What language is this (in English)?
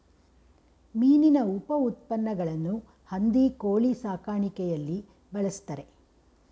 Kannada